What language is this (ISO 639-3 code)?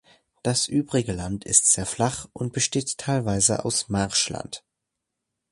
deu